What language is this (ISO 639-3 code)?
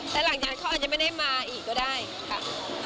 tha